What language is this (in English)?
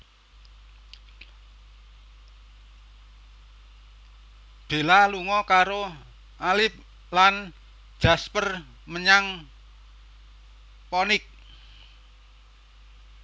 Javanese